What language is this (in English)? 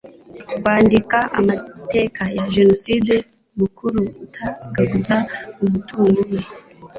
Kinyarwanda